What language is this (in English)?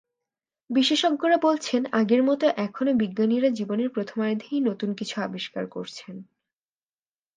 Bangla